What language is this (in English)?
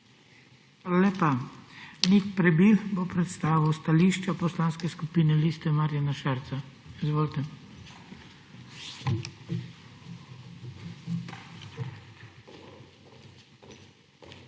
Slovenian